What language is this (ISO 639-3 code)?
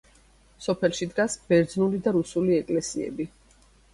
kat